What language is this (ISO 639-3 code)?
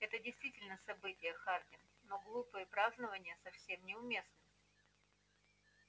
rus